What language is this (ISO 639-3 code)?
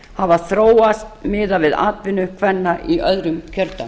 isl